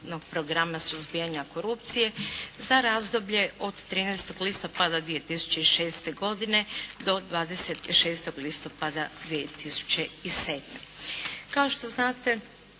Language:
Croatian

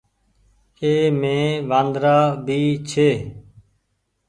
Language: Goaria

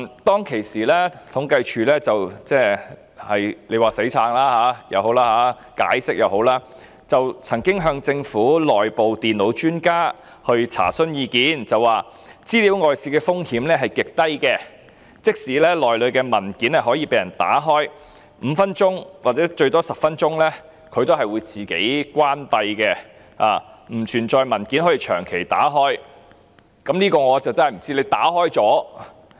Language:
Cantonese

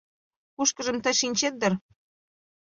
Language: Mari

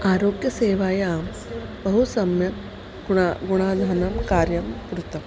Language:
Sanskrit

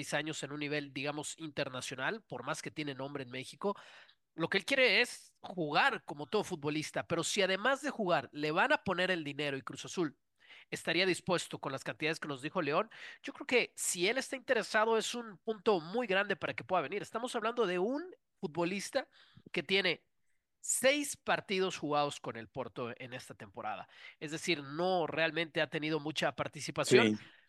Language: Spanish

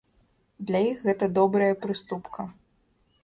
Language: Belarusian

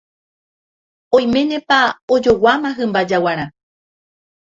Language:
Guarani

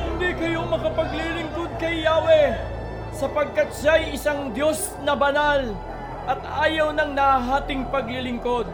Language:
Filipino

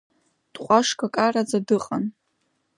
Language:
Abkhazian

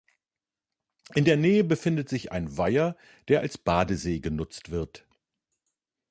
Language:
German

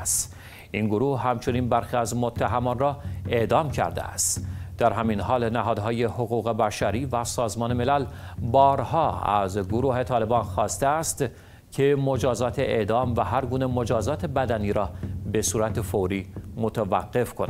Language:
Persian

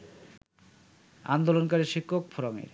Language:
Bangla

